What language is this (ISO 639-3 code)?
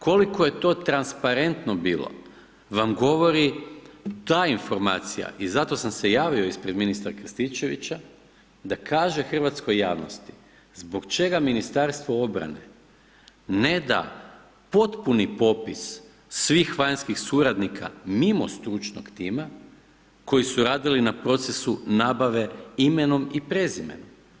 hrv